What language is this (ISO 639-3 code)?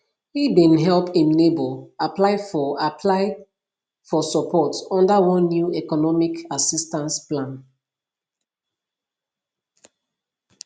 pcm